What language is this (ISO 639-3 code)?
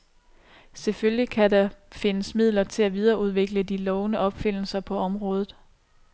dan